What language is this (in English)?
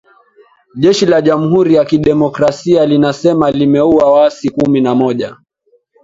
Swahili